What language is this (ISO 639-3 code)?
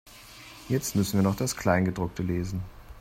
deu